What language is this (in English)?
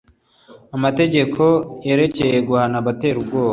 Kinyarwanda